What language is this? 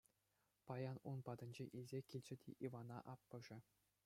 Chuvash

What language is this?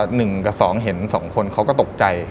Thai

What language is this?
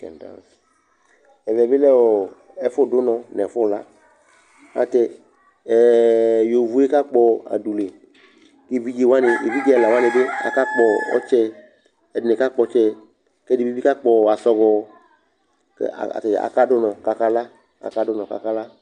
Ikposo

